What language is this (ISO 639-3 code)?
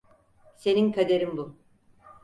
tur